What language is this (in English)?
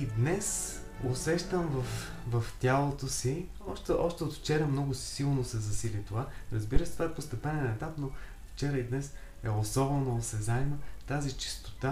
Bulgarian